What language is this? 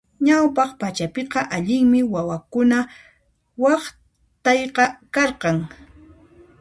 Puno Quechua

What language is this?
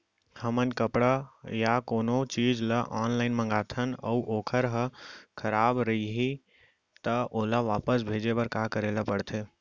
Chhattisgarhi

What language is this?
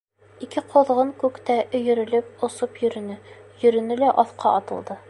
Bashkir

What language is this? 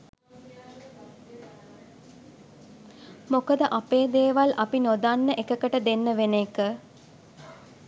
Sinhala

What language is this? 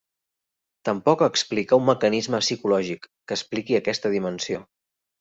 Catalan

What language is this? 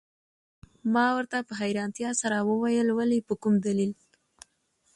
Pashto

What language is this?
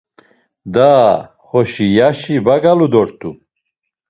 Laz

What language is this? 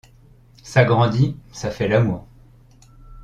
French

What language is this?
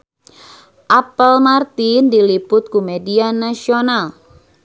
Sundanese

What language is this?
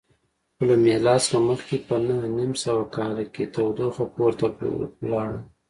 Pashto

